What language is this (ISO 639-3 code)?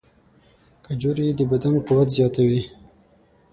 pus